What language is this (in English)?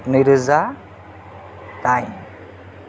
Bodo